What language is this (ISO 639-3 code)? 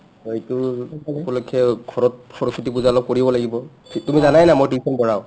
asm